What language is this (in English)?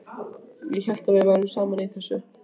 Icelandic